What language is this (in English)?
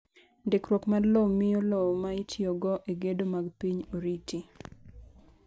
Luo (Kenya and Tanzania)